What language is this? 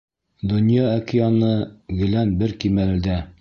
Bashkir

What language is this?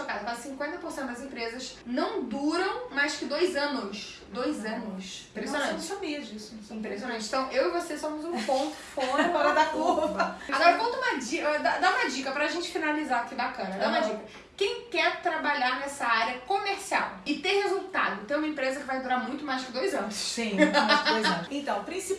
Portuguese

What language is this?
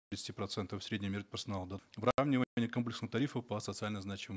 Kazakh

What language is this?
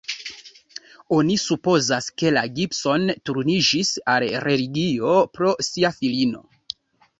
Esperanto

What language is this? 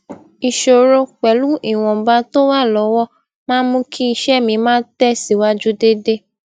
Yoruba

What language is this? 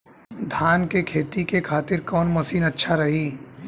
Bhojpuri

